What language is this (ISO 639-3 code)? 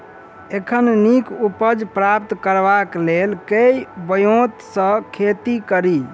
mai